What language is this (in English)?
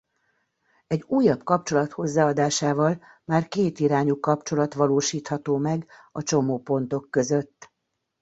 Hungarian